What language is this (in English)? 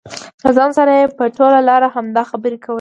Pashto